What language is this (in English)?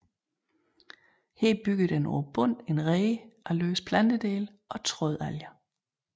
Danish